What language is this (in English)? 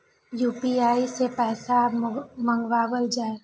Maithili